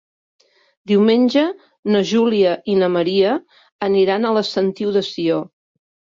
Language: Catalan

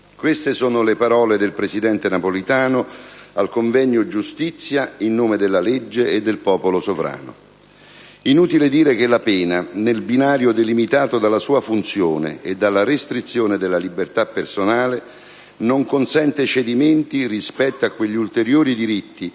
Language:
Italian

